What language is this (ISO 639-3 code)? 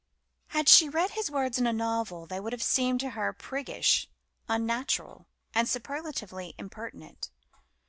eng